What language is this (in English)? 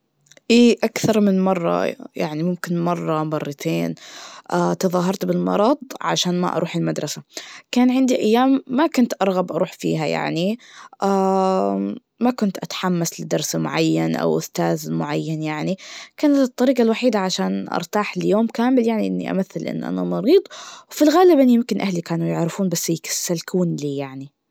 Najdi Arabic